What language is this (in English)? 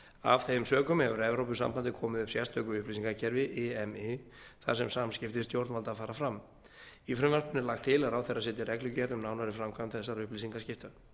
Icelandic